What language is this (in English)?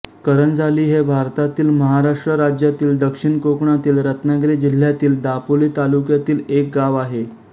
Marathi